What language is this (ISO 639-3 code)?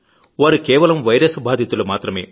tel